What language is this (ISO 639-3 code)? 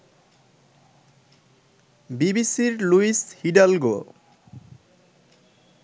ben